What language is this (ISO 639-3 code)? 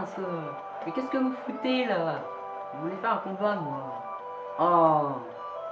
fra